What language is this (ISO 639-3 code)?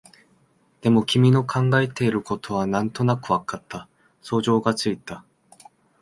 jpn